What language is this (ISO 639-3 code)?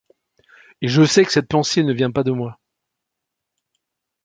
fra